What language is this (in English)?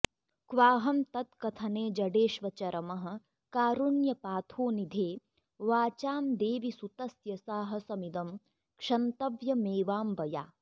Sanskrit